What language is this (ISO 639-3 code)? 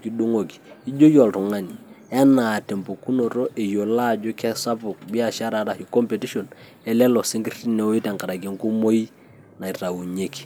mas